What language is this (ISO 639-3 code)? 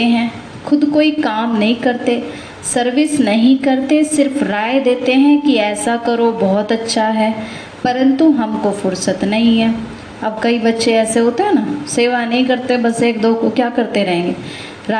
hin